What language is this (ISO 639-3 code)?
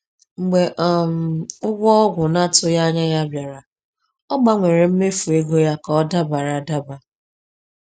ibo